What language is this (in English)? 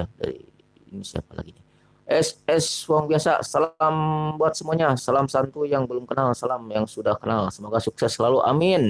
Indonesian